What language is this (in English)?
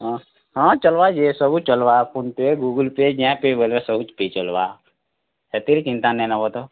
Odia